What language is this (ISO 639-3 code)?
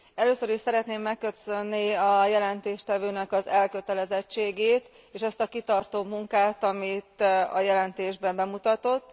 hun